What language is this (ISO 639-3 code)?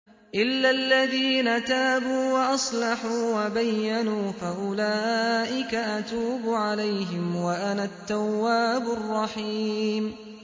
ara